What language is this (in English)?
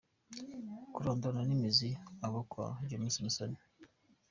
Kinyarwanda